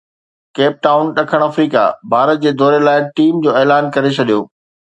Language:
Sindhi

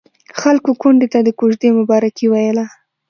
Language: Pashto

